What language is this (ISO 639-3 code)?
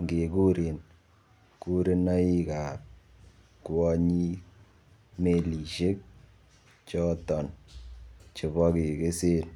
kln